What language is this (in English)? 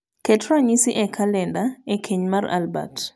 Luo (Kenya and Tanzania)